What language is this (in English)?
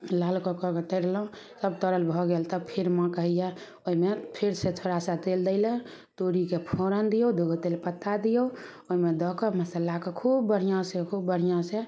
Maithili